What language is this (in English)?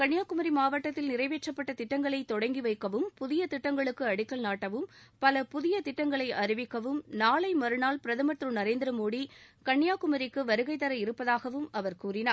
Tamil